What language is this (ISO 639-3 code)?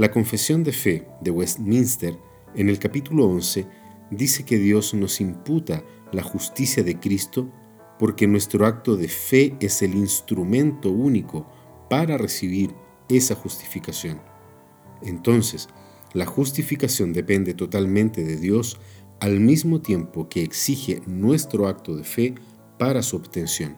spa